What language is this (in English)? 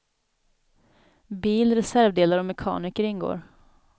Swedish